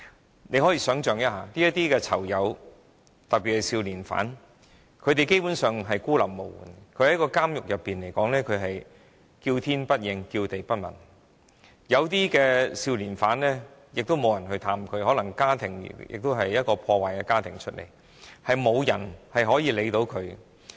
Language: Cantonese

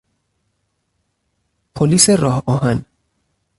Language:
Persian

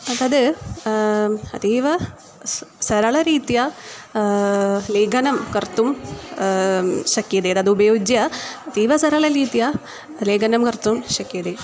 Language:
Sanskrit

